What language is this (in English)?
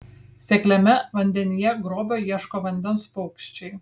Lithuanian